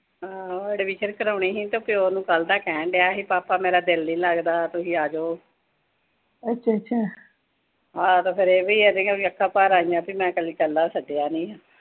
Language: Punjabi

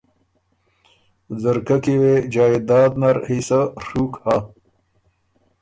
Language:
Ormuri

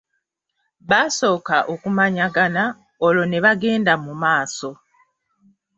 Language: Ganda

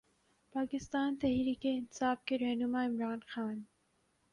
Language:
Urdu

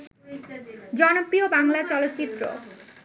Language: Bangla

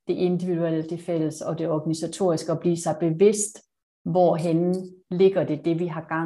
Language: Danish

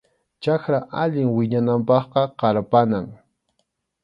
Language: Arequipa-La Unión Quechua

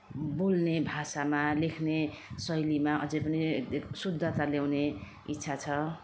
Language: Nepali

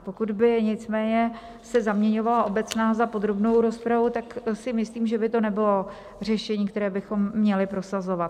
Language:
Czech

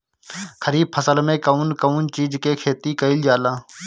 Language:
Bhojpuri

